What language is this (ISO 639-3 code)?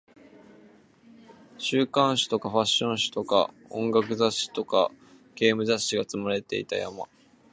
jpn